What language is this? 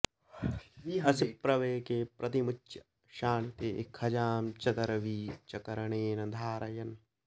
Sanskrit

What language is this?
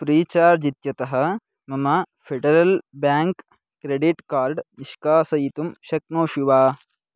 Sanskrit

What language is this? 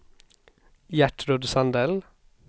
Swedish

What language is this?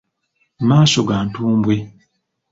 Ganda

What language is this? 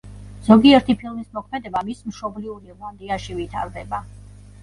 Georgian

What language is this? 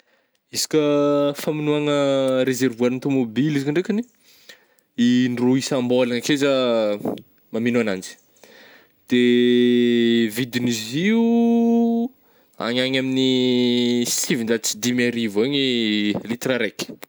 Northern Betsimisaraka Malagasy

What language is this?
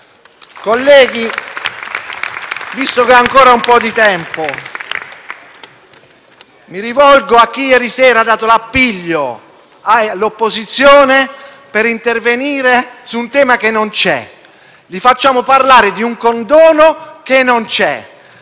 Italian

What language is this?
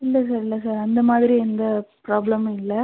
Tamil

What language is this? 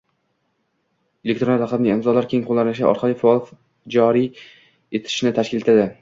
Uzbek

